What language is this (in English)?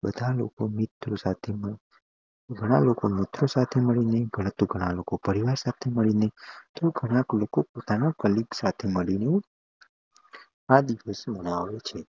Gujarati